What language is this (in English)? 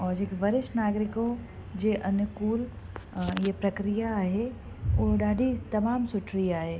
Sindhi